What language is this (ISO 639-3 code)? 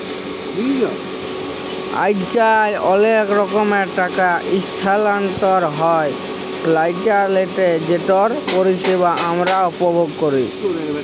ben